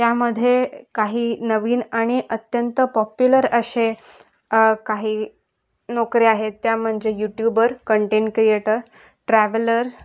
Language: Marathi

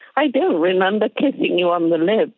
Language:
English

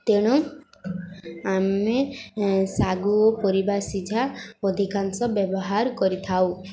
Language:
Odia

